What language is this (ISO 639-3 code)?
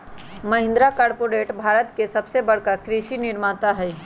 mag